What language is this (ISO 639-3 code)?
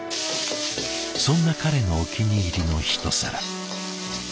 jpn